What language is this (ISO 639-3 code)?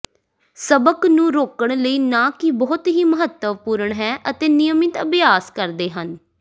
pan